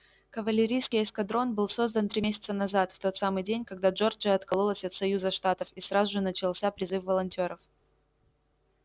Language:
Russian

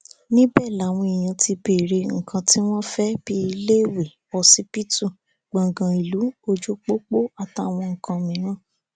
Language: Yoruba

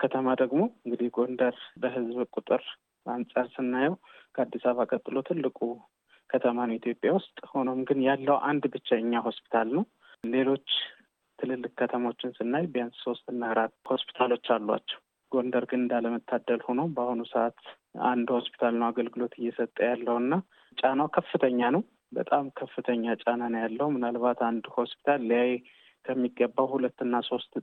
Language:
Amharic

